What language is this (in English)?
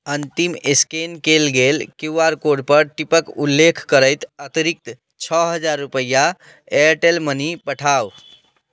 Maithili